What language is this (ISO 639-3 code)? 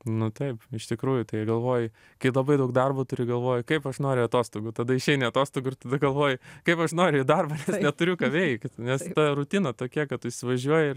lit